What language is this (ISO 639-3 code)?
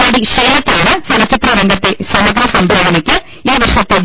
mal